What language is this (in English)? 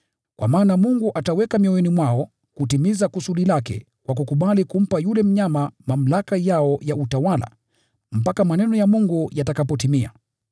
Swahili